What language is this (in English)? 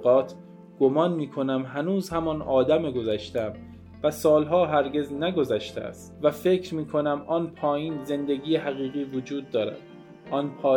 Persian